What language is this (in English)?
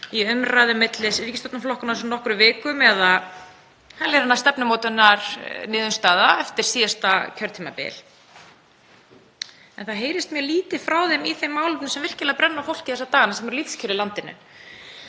Icelandic